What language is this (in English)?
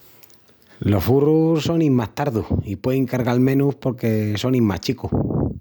Extremaduran